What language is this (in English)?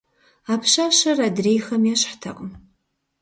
Kabardian